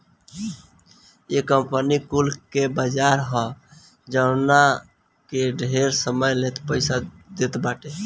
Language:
Bhojpuri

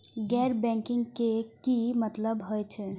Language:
Maithili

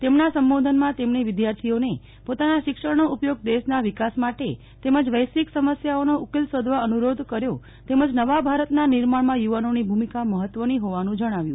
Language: Gujarati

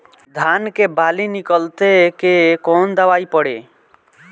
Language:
Bhojpuri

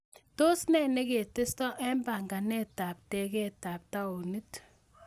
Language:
Kalenjin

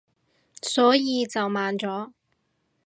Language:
Cantonese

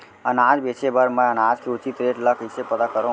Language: Chhattisgarhi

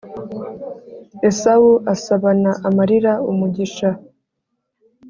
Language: Kinyarwanda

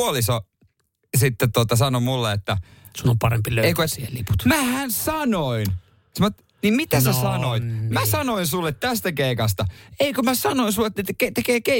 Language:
Finnish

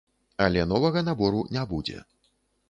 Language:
Belarusian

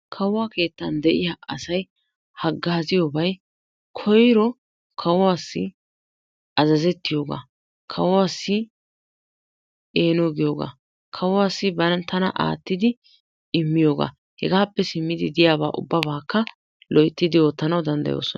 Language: Wolaytta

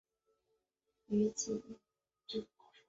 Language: Chinese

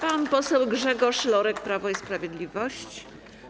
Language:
Polish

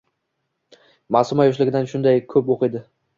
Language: Uzbek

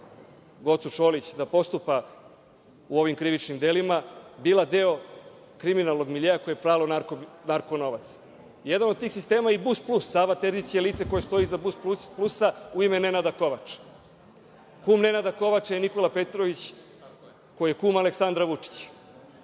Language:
Serbian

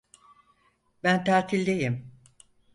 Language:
Turkish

